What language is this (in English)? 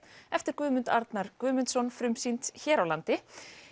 Icelandic